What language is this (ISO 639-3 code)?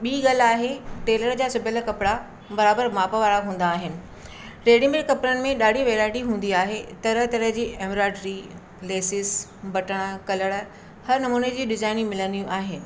snd